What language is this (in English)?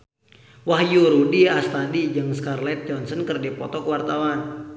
Sundanese